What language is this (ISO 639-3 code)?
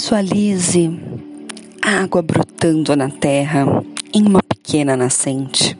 por